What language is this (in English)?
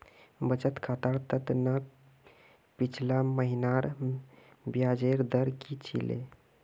Magahi